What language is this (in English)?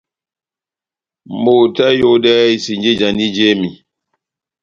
Batanga